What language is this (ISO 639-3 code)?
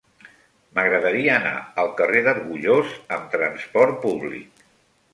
cat